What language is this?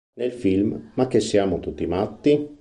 Italian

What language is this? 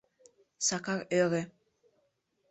Mari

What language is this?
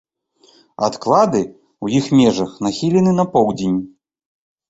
Belarusian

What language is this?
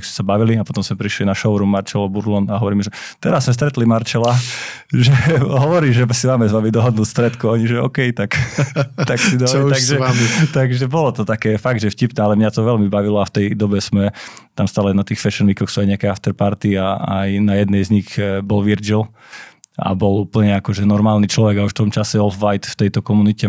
Slovak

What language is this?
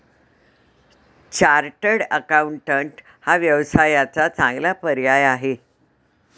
Marathi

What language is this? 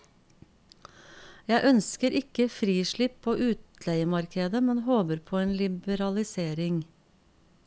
Norwegian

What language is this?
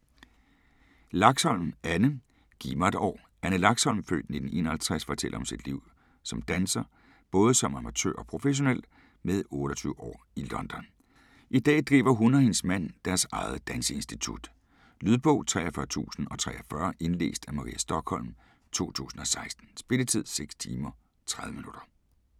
Danish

